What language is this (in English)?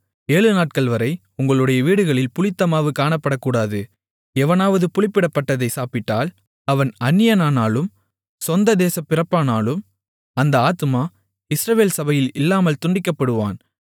Tamil